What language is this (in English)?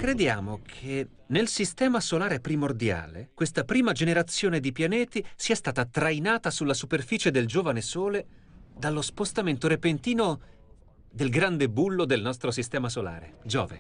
Italian